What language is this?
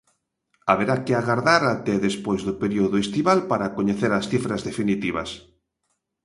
Galician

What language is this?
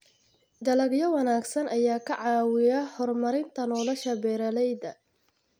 Somali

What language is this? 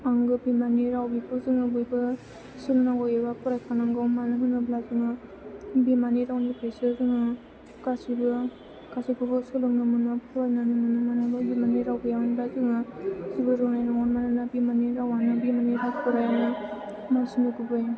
Bodo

